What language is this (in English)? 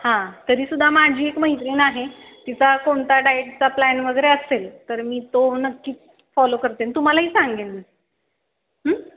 Marathi